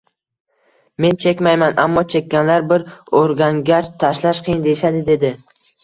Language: Uzbek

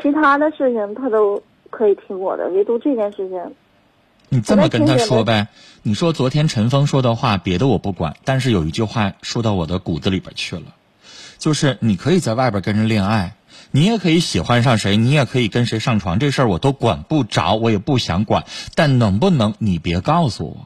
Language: Chinese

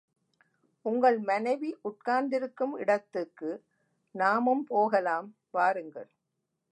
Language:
Tamil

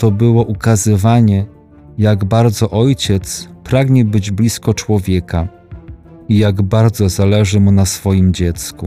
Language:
Polish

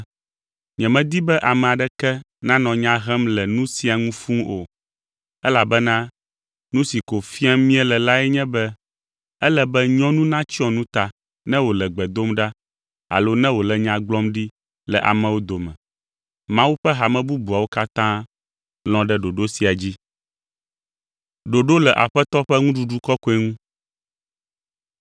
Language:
Ewe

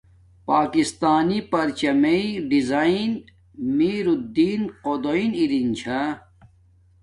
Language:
Domaaki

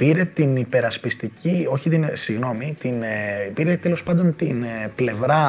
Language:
Greek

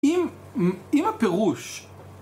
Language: Hebrew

